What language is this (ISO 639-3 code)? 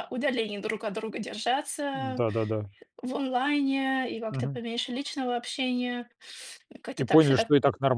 rus